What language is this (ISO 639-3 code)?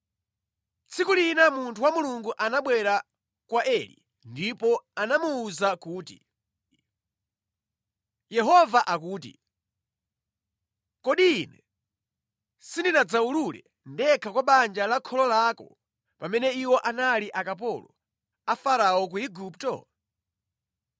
nya